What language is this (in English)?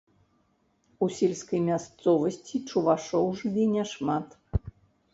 Belarusian